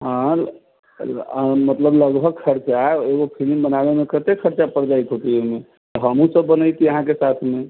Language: Maithili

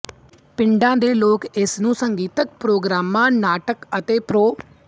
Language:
Punjabi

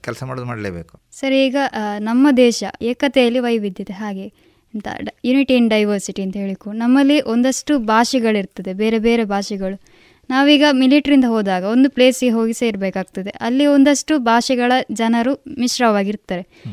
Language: Kannada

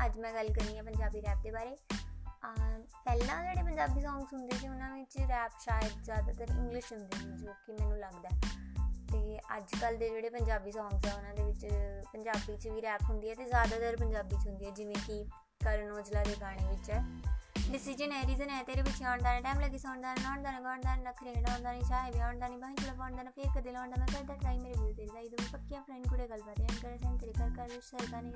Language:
Punjabi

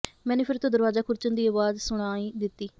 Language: Punjabi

